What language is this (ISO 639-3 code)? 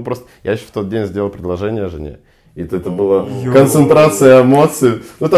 rus